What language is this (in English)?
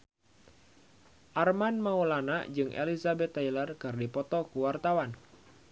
Sundanese